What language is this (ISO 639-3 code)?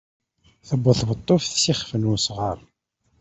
kab